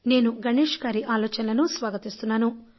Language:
Telugu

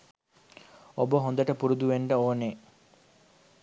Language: Sinhala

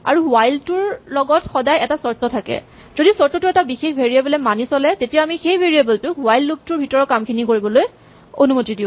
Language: Assamese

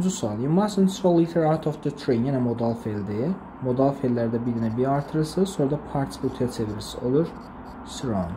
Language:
Turkish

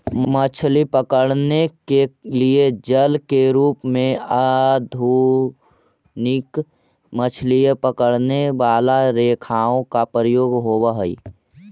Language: Magahi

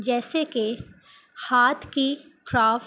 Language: Urdu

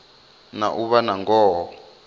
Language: Venda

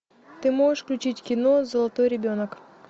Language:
Russian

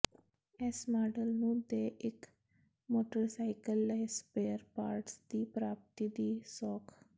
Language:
Punjabi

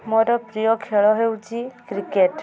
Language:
Odia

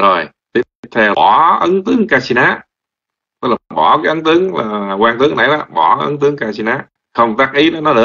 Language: Vietnamese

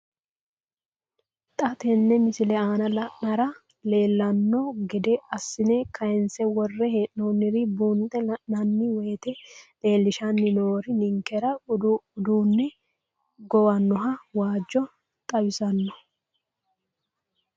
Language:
Sidamo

